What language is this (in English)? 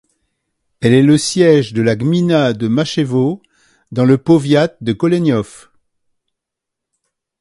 French